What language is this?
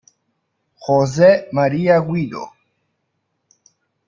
Italian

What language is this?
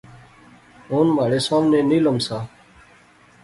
Pahari-Potwari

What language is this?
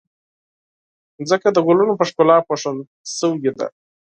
Pashto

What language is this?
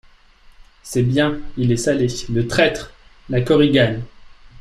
French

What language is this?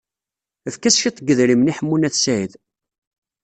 Kabyle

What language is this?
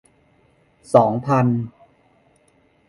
Thai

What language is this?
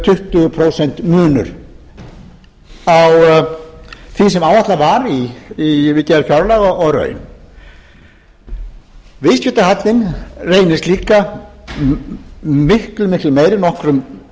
Icelandic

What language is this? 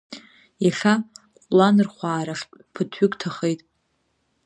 Abkhazian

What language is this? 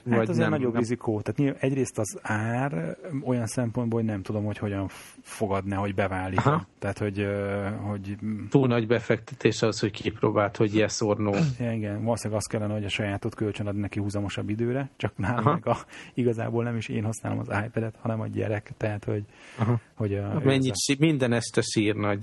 Hungarian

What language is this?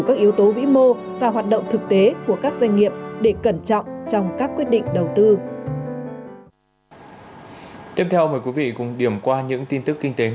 Vietnamese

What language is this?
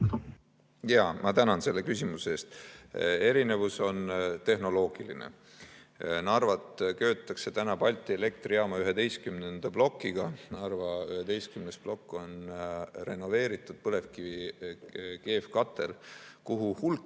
Estonian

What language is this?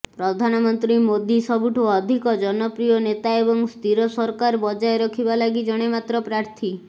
Odia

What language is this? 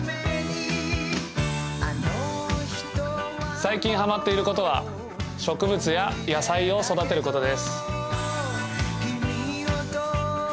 Japanese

